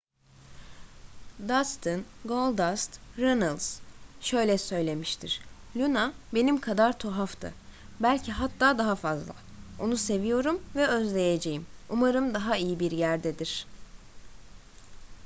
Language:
Turkish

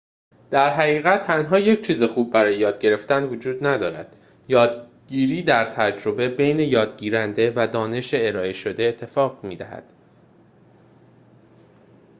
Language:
Persian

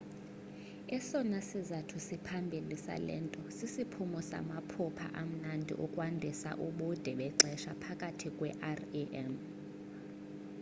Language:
Xhosa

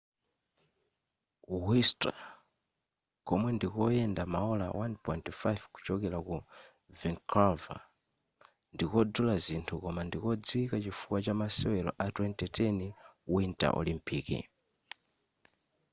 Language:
Nyanja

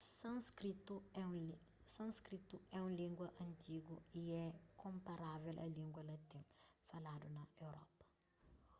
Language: Kabuverdianu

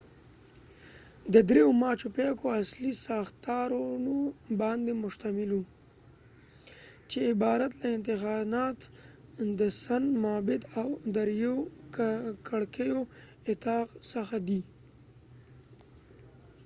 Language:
Pashto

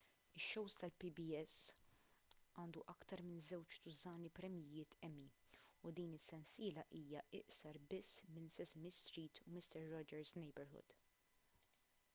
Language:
Maltese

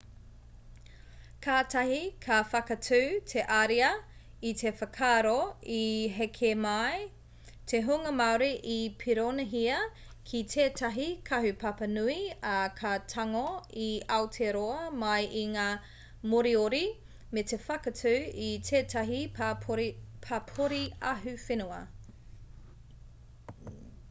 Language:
Māori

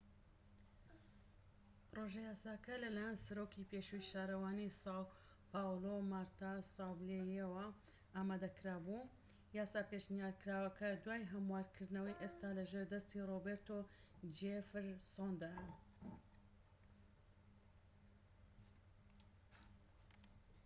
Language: Central Kurdish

